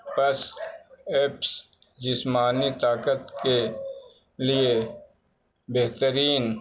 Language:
Urdu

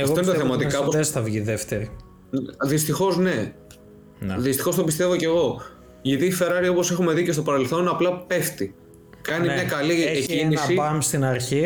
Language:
Greek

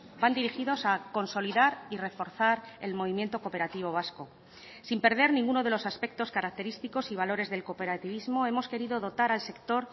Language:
Spanish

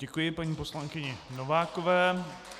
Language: Czech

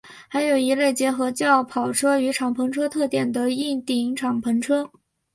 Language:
Chinese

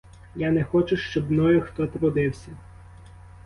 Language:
Ukrainian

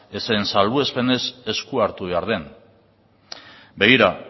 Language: Basque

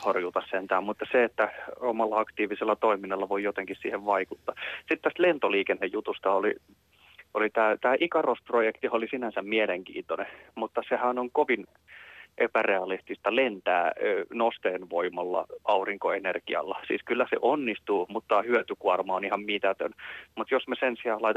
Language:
Finnish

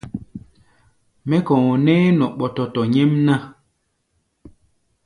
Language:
Gbaya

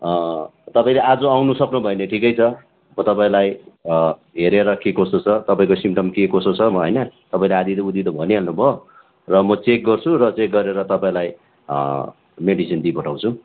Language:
Nepali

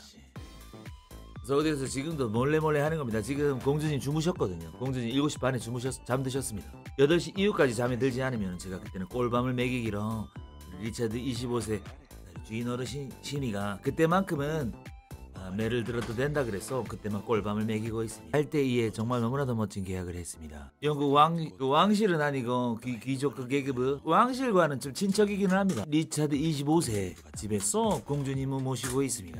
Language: Korean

